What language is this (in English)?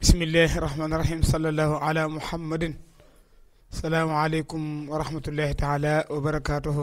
Arabic